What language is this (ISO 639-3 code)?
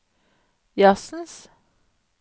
nor